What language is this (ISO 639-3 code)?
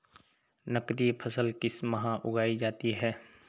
hin